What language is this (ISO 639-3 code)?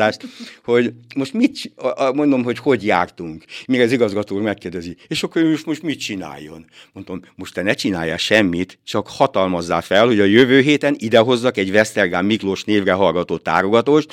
hun